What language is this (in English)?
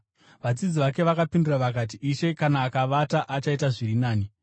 Shona